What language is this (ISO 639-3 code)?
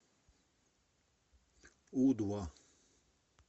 rus